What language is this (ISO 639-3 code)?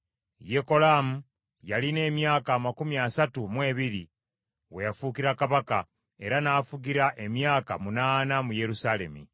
lug